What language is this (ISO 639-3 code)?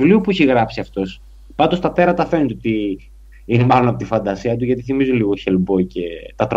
ell